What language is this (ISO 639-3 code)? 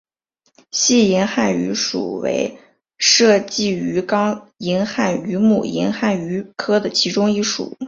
zho